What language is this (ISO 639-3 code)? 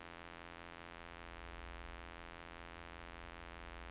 nor